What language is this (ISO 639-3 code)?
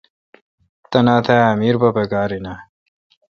xka